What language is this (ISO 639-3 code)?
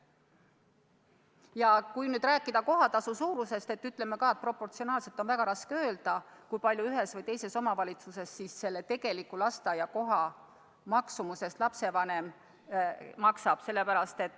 est